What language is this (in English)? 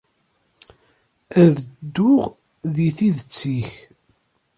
Kabyle